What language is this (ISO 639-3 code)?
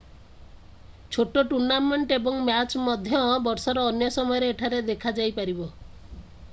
ori